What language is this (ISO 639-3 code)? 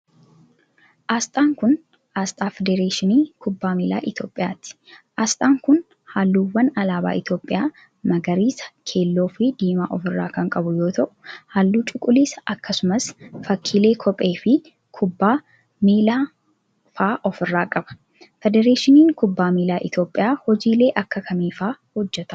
orm